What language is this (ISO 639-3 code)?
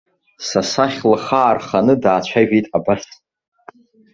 abk